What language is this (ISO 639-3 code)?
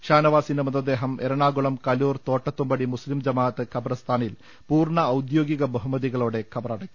mal